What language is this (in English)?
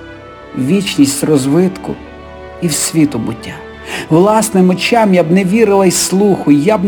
Ukrainian